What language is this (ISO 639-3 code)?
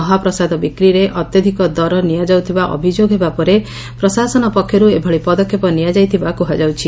ori